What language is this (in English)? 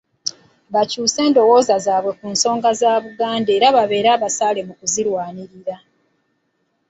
Ganda